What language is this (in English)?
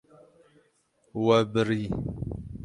Kurdish